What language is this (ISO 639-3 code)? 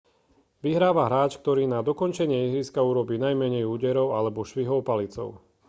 slk